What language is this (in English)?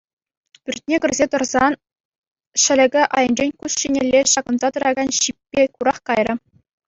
Chuvash